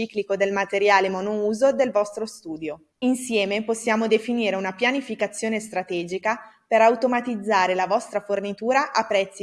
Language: Italian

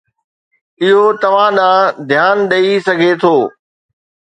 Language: Sindhi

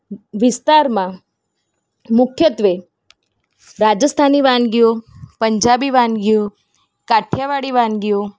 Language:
Gujarati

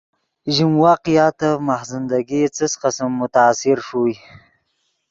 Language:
Yidgha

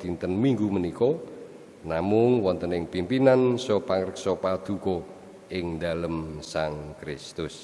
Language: Javanese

